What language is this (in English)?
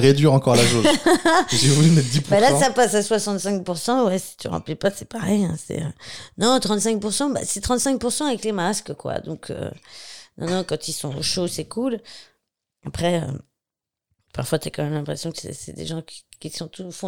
French